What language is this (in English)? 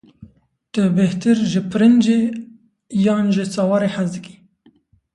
Kurdish